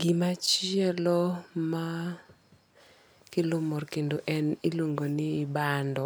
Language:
Luo (Kenya and Tanzania)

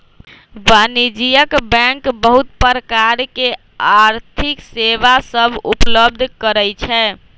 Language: Magahi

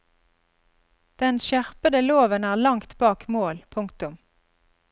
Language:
Norwegian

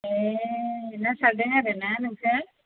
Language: Bodo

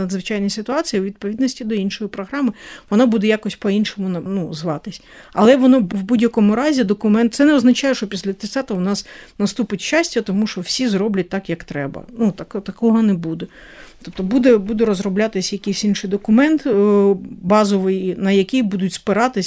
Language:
Ukrainian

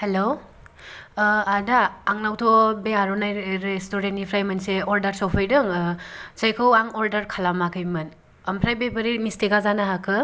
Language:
Bodo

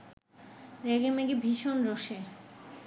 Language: Bangla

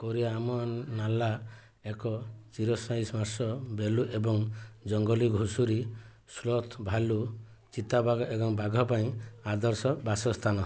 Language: Odia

